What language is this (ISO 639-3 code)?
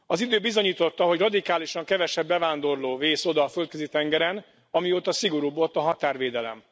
hun